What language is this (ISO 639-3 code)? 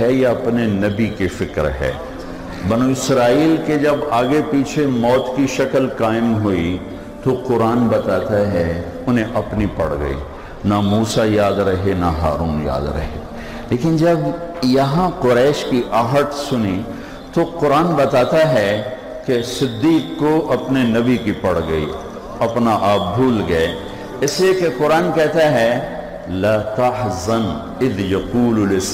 urd